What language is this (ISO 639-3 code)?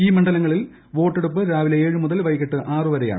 mal